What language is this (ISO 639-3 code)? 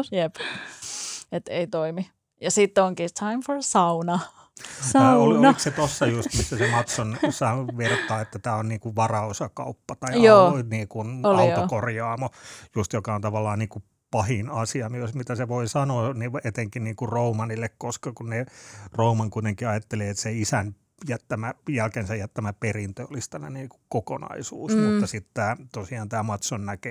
fin